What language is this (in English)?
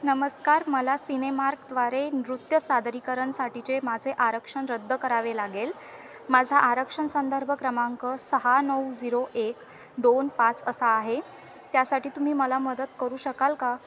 Marathi